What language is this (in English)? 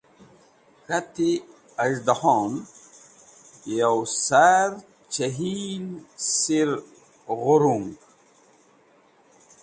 Wakhi